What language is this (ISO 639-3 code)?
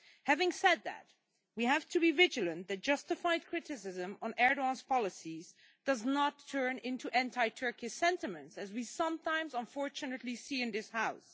eng